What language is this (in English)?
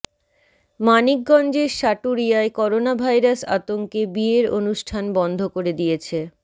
Bangla